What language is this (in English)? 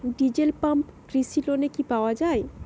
Bangla